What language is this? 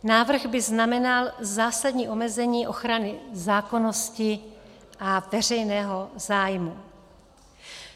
Czech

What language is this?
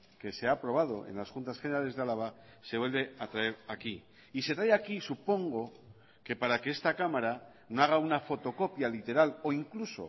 Spanish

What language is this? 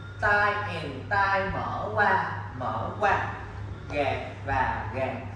Vietnamese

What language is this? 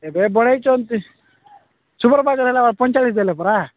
Odia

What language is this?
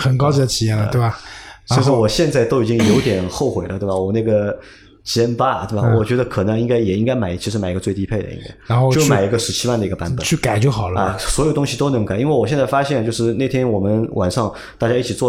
Chinese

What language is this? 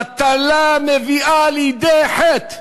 Hebrew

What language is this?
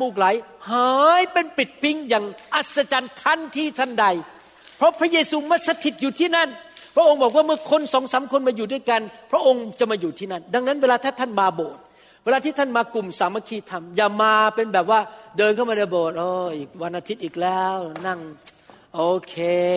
Thai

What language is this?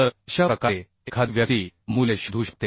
Marathi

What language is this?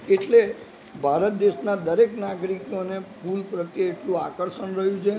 Gujarati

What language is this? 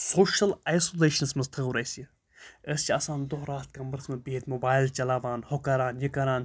Kashmiri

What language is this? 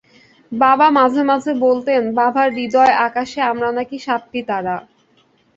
Bangla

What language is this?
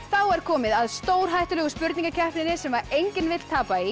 Icelandic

